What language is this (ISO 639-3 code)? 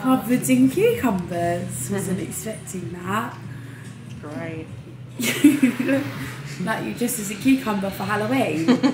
eng